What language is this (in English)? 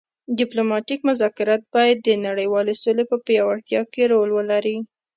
Pashto